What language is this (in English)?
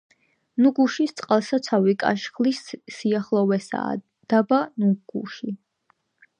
Georgian